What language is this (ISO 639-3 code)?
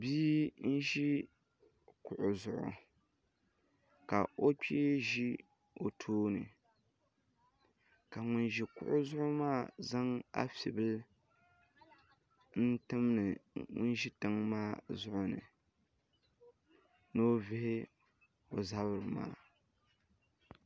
dag